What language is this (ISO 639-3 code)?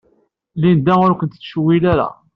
kab